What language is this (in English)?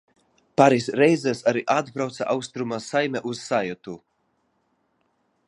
Latvian